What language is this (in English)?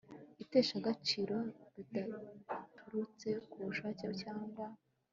Kinyarwanda